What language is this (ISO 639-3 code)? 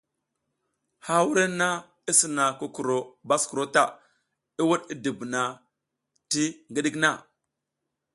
giz